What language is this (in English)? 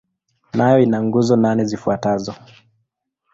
Swahili